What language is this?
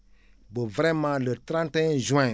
Wolof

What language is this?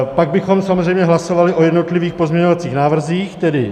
Czech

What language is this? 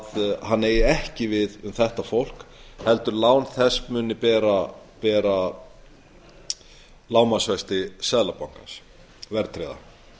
Icelandic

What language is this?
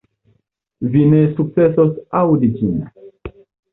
Esperanto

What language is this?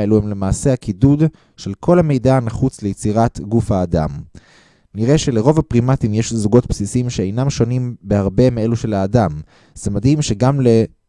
Hebrew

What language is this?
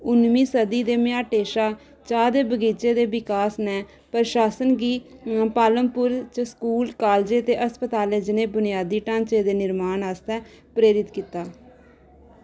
Dogri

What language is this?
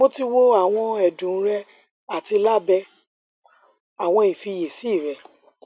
Yoruba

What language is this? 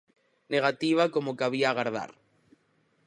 Galician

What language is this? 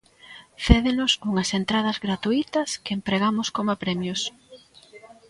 Galician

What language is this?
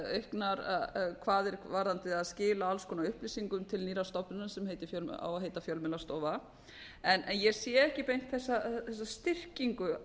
Icelandic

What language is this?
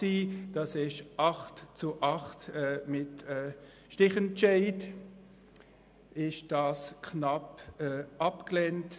Swiss German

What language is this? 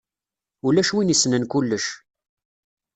Kabyle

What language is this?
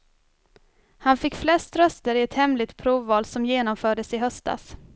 Swedish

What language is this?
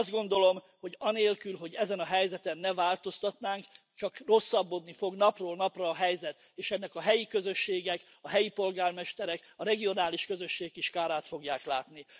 Hungarian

